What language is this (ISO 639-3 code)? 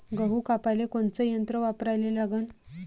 mar